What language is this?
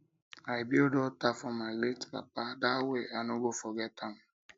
Nigerian Pidgin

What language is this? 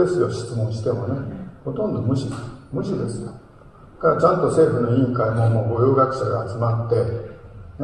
Japanese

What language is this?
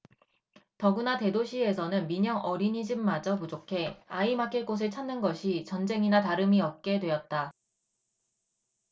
Korean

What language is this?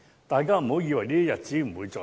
Cantonese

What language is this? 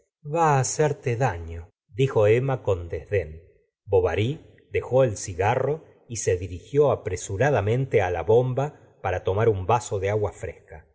Spanish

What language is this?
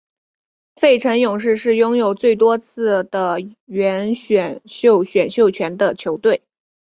Chinese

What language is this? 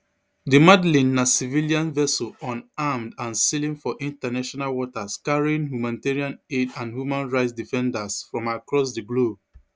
Nigerian Pidgin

